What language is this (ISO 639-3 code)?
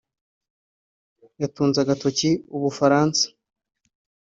kin